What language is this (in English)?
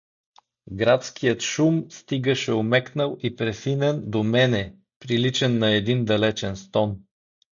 Bulgarian